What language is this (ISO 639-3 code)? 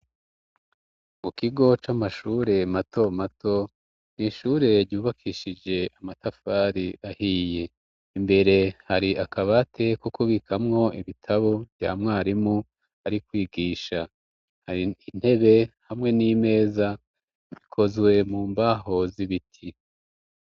run